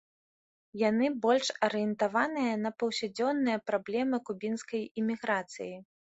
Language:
Belarusian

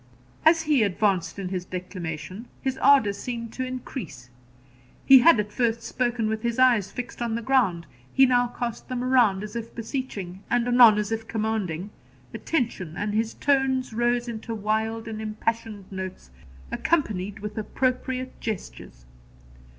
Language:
English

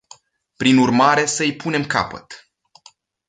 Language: Romanian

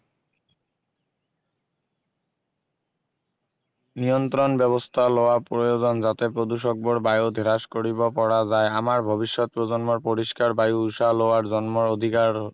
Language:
Assamese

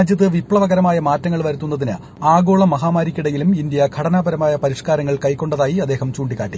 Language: Malayalam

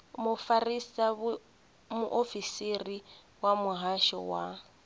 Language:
Venda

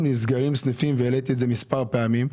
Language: Hebrew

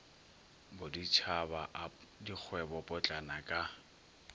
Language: Northern Sotho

